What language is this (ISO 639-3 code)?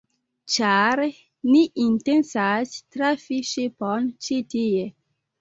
epo